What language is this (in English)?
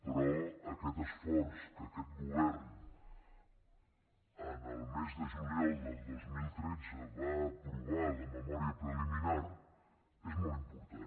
Catalan